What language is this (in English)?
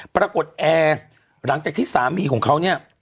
Thai